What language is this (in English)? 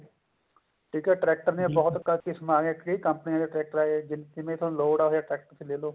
Punjabi